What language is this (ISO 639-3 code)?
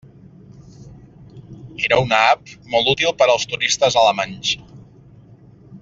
cat